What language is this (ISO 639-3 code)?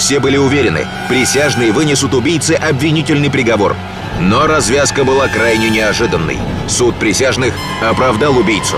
rus